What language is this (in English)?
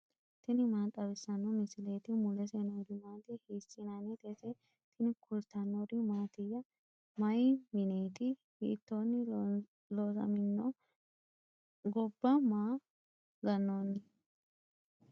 Sidamo